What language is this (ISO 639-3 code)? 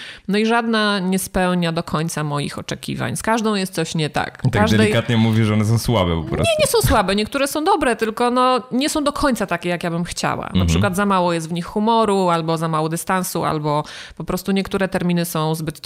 pol